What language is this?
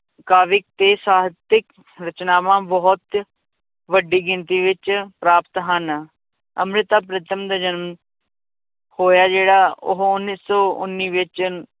Punjabi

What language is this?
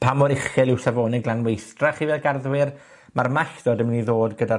Welsh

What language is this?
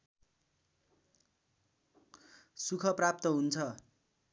Nepali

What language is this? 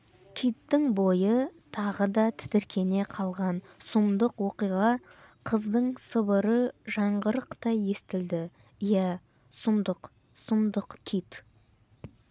Kazakh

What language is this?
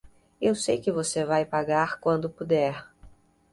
Portuguese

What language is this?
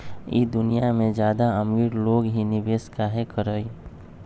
Magahi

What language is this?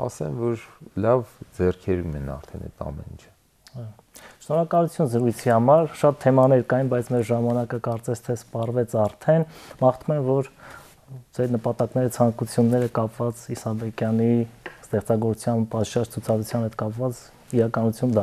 Turkish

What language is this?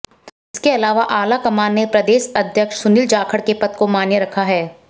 Hindi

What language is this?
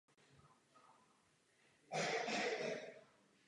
Czech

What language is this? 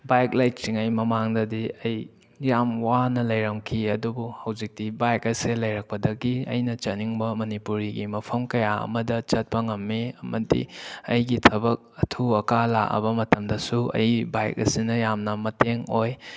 Manipuri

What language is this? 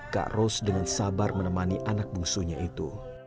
Indonesian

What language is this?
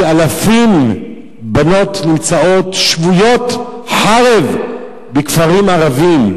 Hebrew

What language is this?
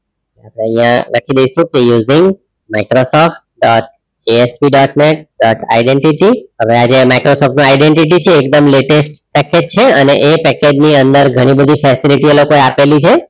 Gujarati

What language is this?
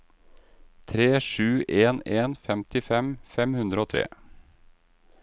Norwegian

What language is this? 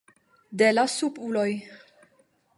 Esperanto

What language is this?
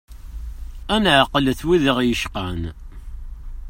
Kabyle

